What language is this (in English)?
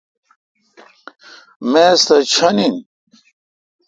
Kalkoti